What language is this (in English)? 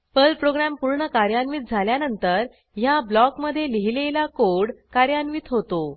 Marathi